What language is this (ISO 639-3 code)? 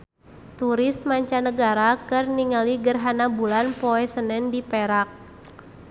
sun